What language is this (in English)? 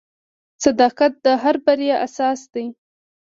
Pashto